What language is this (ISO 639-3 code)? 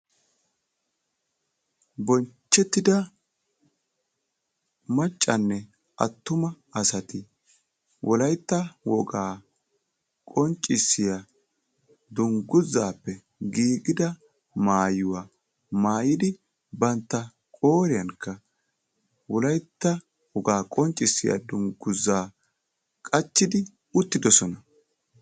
wal